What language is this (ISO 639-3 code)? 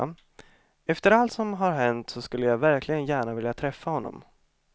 swe